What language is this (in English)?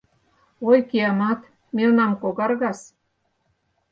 Mari